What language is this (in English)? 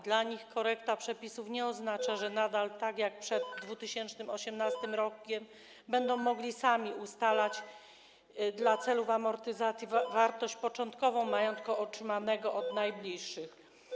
Polish